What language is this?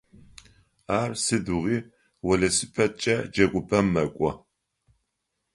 Adyghe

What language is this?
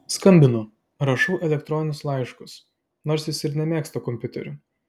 Lithuanian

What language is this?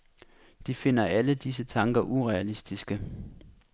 Danish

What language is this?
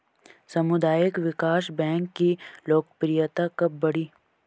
Hindi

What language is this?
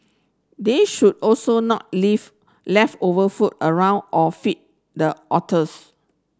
English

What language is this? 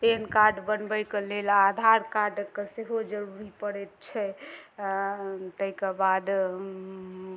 Maithili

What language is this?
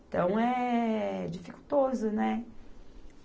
Portuguese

